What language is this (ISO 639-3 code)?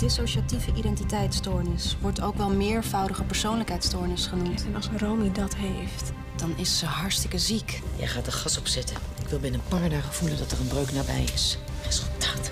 nld